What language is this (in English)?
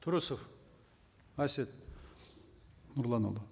Kazakh